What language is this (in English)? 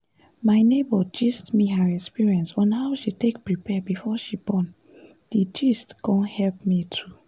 Nigerian Pidgin